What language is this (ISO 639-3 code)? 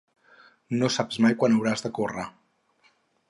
cat